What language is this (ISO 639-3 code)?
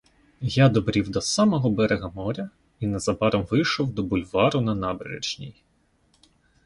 ukr